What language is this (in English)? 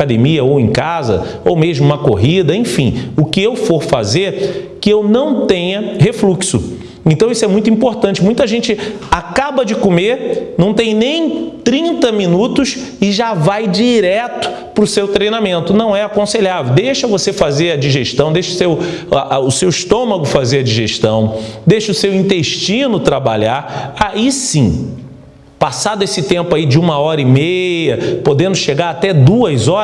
Portuguese